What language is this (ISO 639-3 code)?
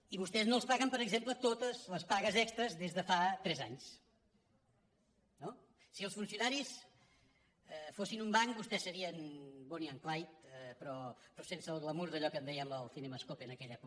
cat